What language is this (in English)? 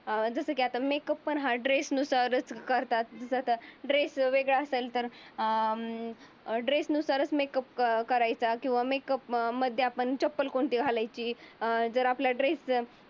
Marathi